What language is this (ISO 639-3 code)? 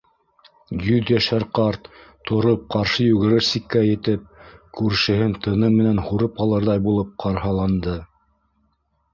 bak